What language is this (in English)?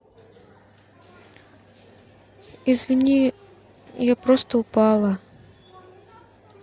Russian